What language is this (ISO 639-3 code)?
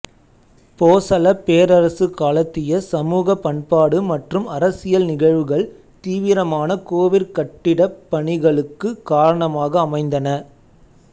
tam